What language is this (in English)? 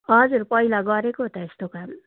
Nepali